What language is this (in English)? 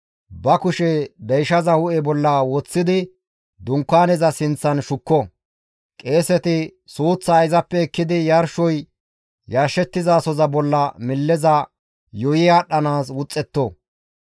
Gamo